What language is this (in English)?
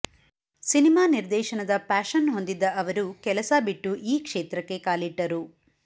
Kannada